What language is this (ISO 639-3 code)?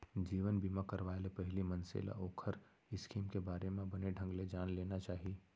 hne